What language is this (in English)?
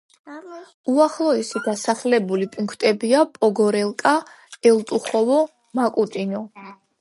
Georgian